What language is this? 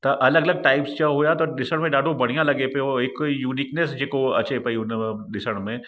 Sindhi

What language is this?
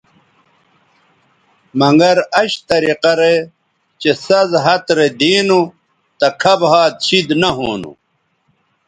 Bateri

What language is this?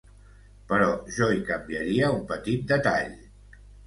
Catalan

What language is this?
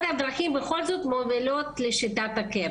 Hebrew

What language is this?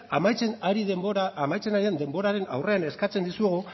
Basque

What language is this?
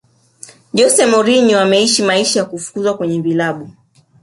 Swahili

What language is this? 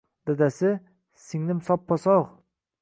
Uzbek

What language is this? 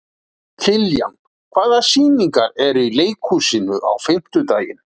Icelandic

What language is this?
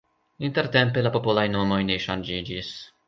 Esperanto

